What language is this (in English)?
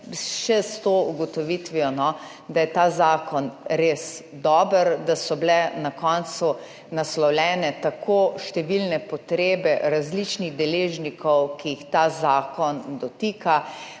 Slovenian